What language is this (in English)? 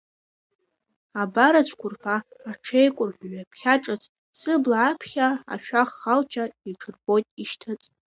Abkhazian